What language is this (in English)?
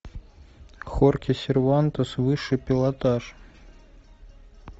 Russian